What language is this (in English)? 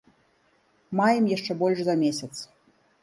Belarusian